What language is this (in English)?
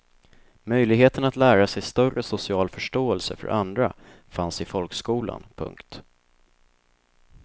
Swedish